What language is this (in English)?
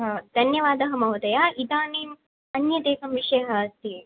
Sanskrit